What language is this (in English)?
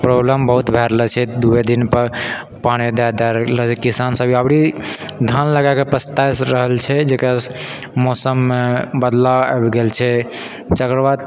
Maithili